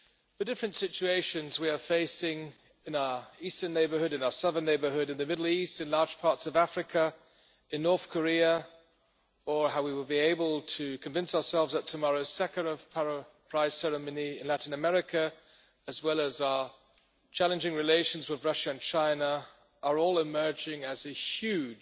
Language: English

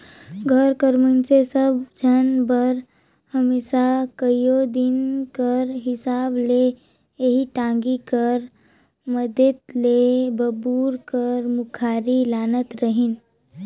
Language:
Chhattisgarhi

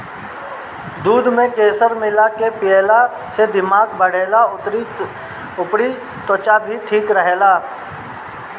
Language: Bhojpuri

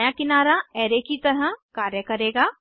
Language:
Hindi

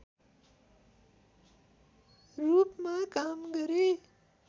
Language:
Nepali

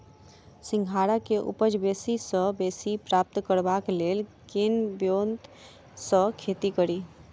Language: Maithili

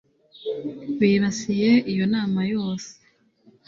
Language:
Kinyarwanda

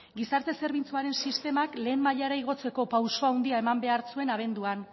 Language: Basque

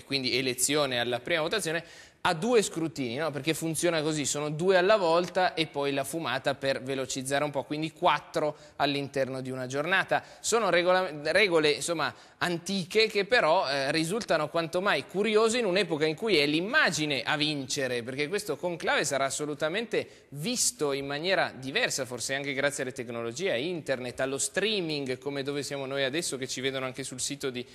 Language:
Italian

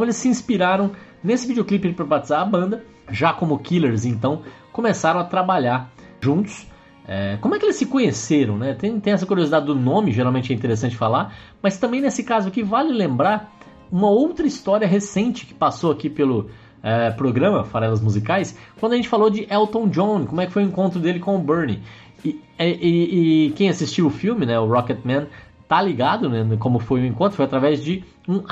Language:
Portuguese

